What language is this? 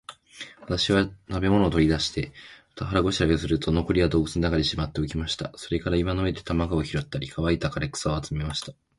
Japanese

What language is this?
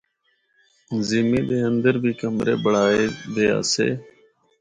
Northern Hindko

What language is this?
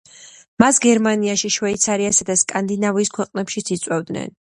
Georgian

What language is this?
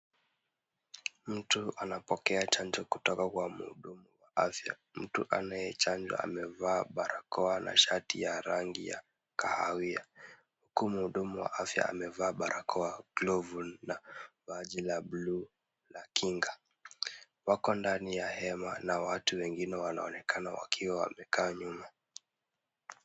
Swahili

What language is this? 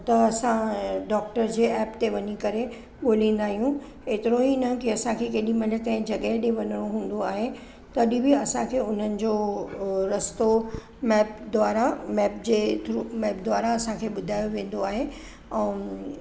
Sindhi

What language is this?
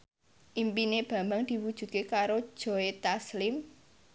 Javanese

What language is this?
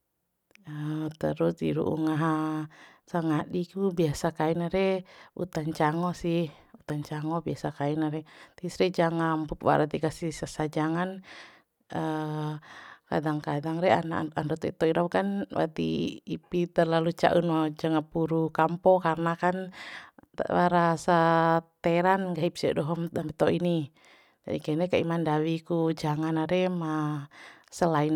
Bima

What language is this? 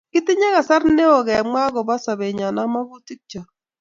Kalenjin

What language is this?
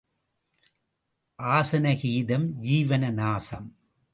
Tamil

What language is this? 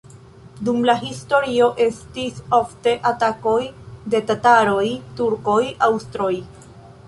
Esperanto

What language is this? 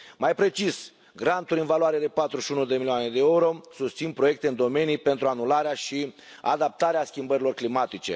Romanian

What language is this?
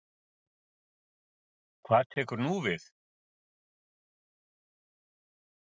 Icelandic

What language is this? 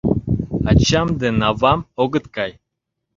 Mari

